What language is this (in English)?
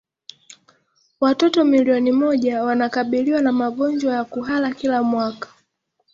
Swahili